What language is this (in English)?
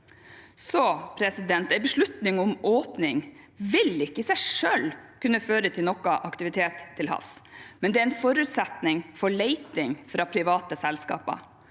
Norwegian